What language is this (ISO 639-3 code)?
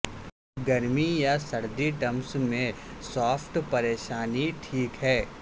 urd